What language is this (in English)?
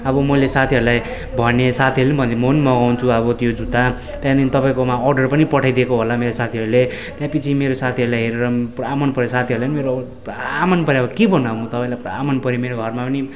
Nepali